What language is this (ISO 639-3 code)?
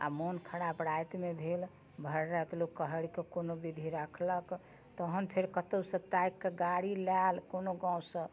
mai